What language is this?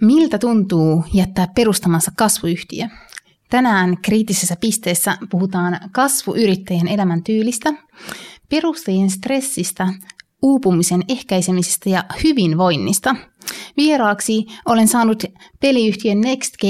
Finnish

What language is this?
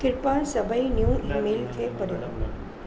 Sindhi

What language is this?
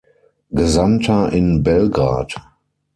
German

